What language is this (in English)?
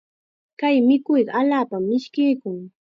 Chiquián Ancash Quechua